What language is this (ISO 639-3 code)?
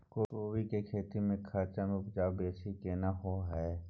mai